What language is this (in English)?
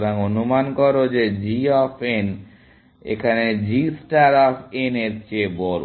Bangla